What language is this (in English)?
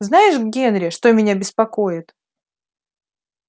Russian